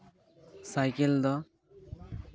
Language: Santali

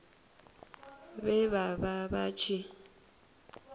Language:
Venda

